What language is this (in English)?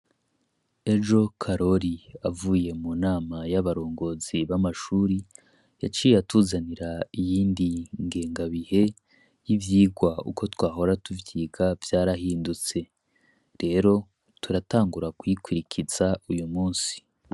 Rundi